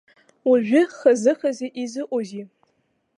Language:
Abkhazian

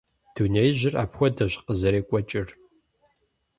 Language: Kabardian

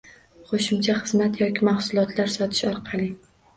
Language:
Uzbek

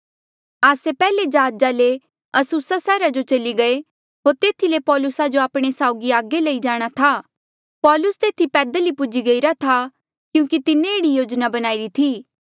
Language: Mandeali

